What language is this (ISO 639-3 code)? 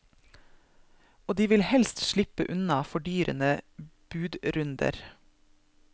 nor